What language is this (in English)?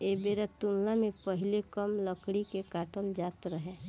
Bhojpuri